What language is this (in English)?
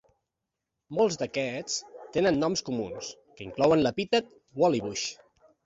Catalan